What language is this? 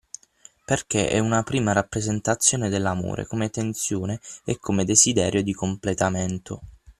Italian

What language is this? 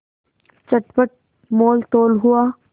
Hindi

